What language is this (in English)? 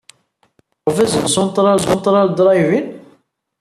Kabyle